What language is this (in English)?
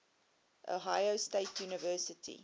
English